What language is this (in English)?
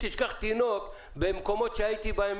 Hebrew